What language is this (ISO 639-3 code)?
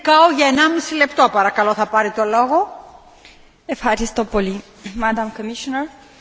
ron